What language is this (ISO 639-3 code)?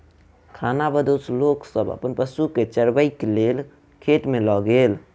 mai